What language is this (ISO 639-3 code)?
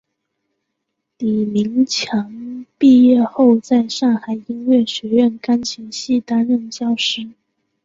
zho